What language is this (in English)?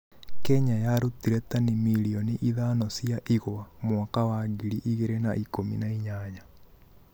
Kikuyu